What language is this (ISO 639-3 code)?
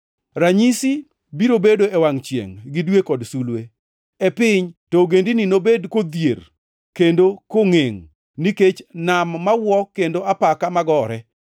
luo